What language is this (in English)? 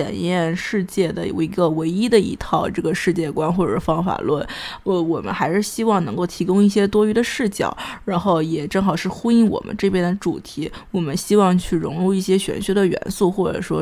Chinese